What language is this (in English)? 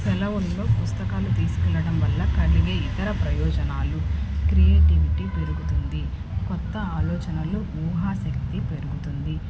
Telugu